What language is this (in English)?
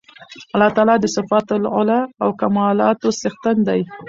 Pashto